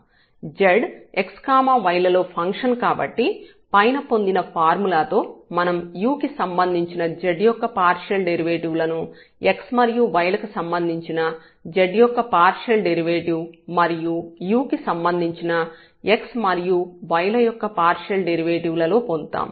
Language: Telugu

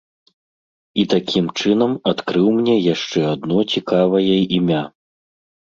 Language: Belarusian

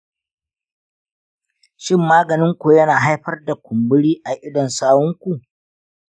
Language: Hausa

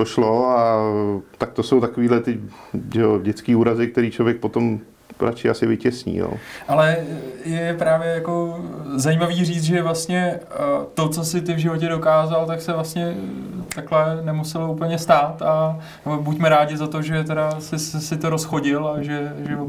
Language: Czech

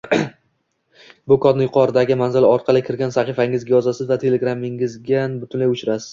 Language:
Uzbek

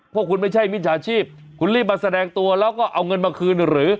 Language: Thai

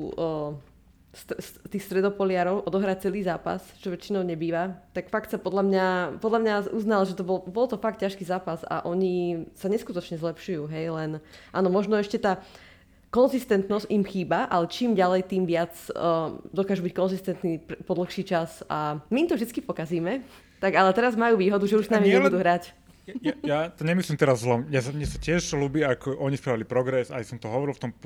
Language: Slovak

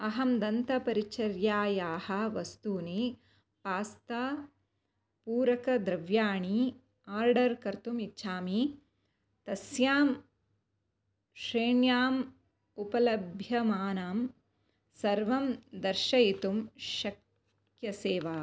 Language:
Sanskrit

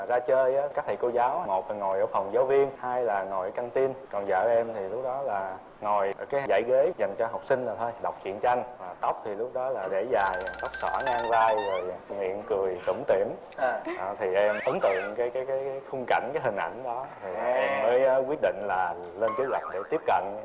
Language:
Vietnamese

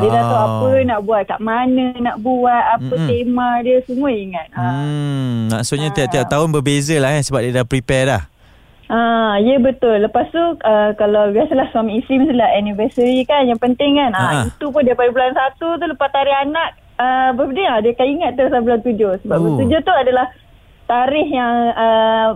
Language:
Malay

